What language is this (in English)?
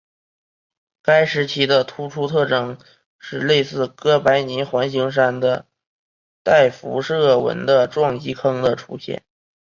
Chinese